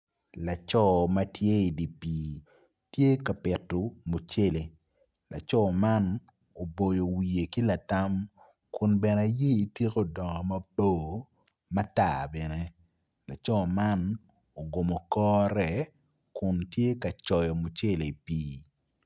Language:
Acoli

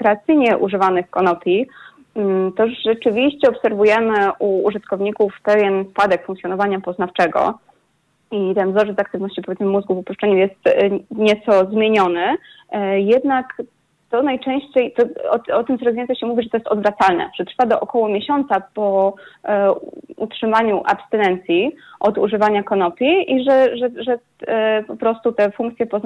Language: Polish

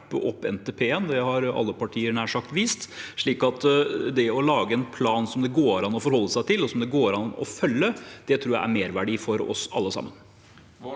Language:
Norwegian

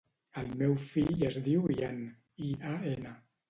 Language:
Catalan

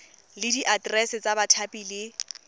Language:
Tswana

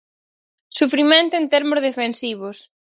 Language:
Galician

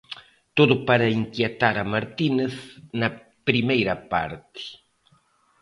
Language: Galician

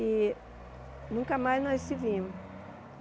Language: Portuguese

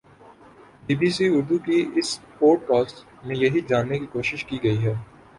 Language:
Urdu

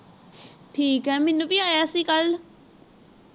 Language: Punjabi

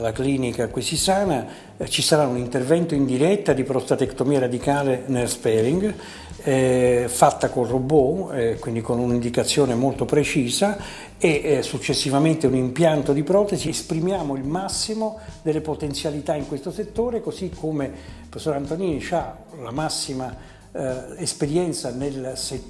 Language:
Italian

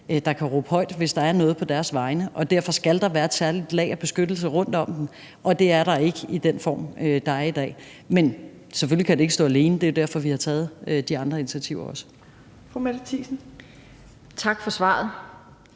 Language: Danish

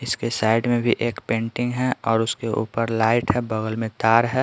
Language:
Hindi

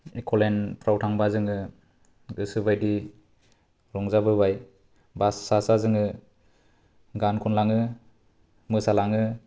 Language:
Bodo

